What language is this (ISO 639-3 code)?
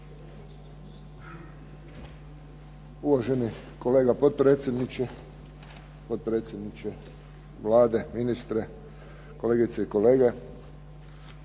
hrv